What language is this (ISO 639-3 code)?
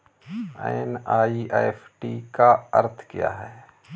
hin